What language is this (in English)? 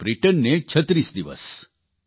Gujarati